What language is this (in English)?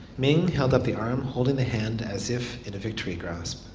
English